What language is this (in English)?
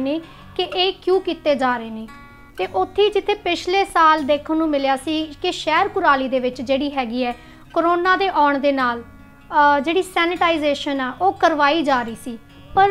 Hindi